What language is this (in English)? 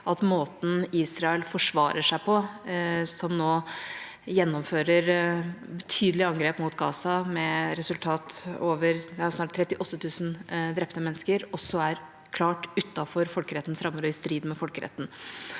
Norwegian